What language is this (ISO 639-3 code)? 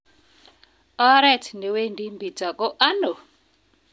kln